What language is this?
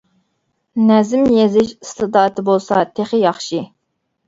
Uyghur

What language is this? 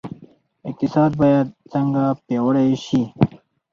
Pashto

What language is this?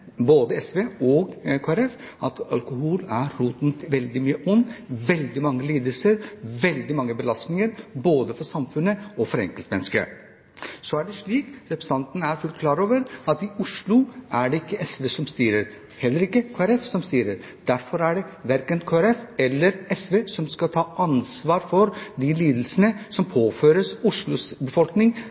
Norwegian Bokmål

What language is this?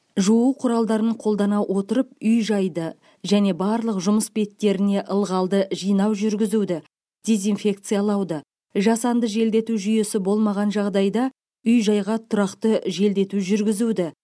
Kazakh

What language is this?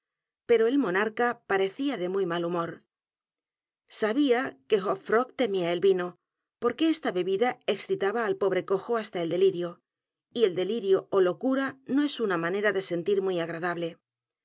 Spanish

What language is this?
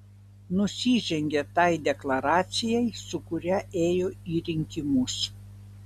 Lithuanian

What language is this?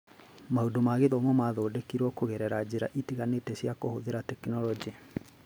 Kikuyu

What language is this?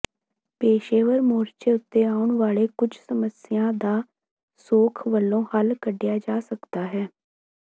Punjabi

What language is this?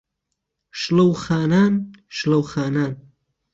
Central Kurdish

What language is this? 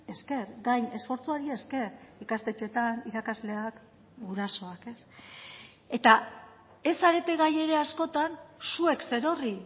Basque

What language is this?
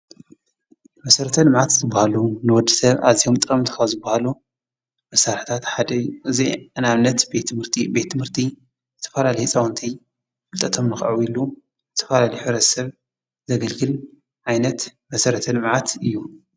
Tigrinya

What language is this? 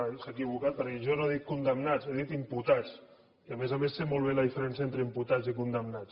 Catalan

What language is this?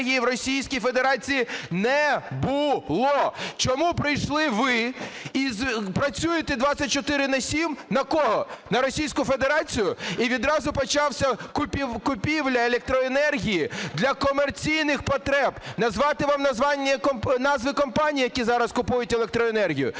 Ukrainian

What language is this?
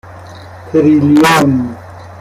Persian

